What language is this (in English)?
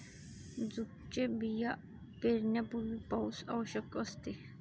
Marathi